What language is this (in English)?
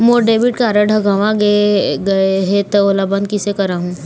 Chhattisgarhi